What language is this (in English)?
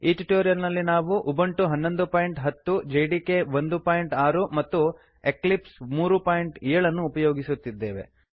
Kannada